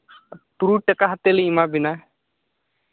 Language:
Santali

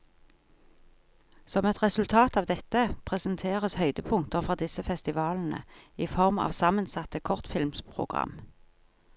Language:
Norwegian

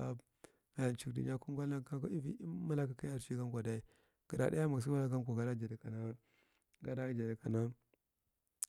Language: Marghi Central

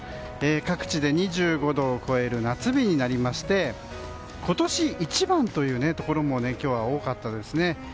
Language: Japanese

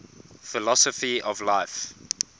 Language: English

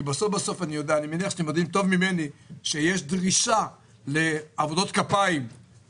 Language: Hebrew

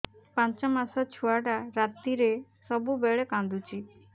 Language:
Odia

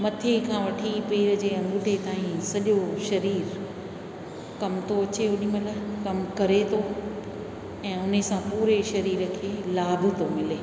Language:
Sindhi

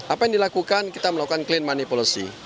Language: Indonesian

